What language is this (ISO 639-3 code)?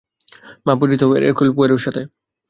ben